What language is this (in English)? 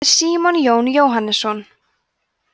Icelandic